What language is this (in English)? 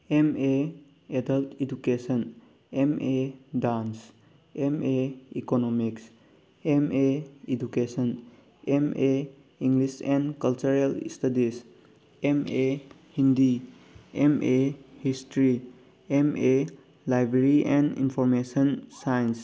Manipuri